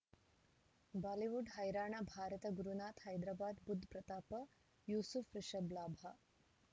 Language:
Kannada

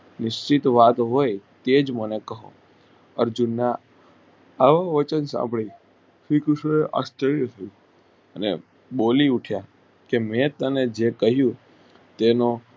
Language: Gujarati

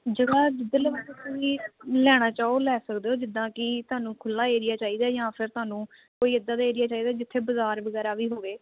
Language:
Punjabi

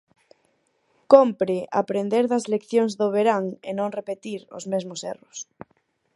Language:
Galician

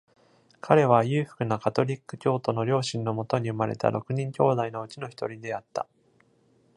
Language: Japanese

